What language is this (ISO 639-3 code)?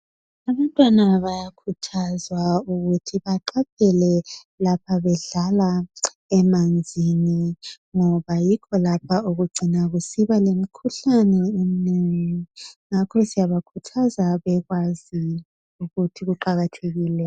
nde